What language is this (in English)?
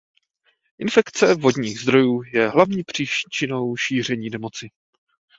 Czech